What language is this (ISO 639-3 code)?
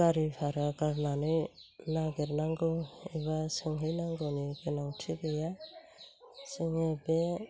brx